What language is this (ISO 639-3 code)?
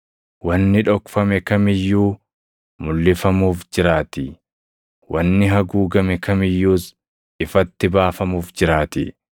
orm